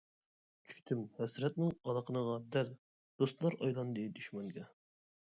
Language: Uyghur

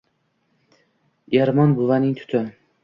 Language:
Uzbek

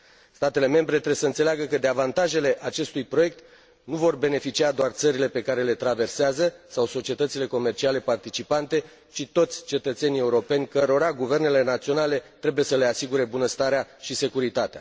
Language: Romanian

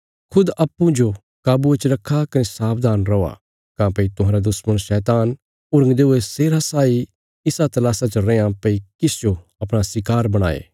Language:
Bilaspuri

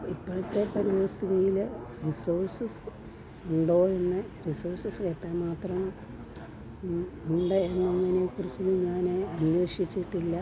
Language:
Malayalam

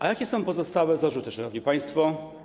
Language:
Polish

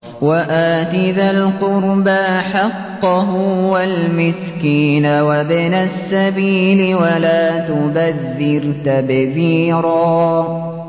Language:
Arabic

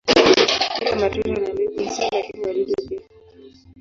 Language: Swahili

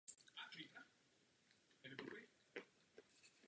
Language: Czech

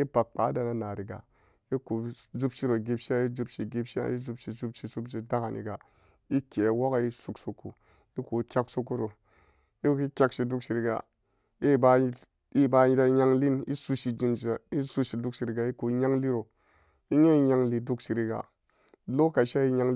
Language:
Samba Daka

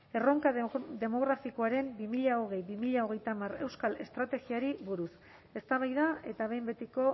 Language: Basque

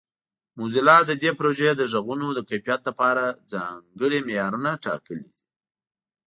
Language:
Pashto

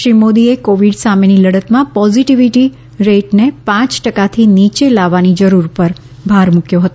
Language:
Gujarati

